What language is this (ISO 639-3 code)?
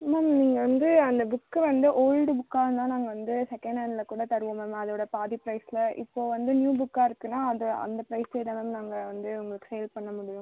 tam